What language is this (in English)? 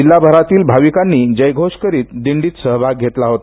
Marathi